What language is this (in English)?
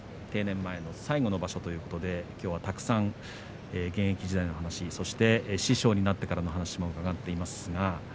Japanese